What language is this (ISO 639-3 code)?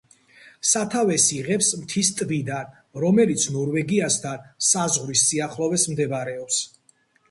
kat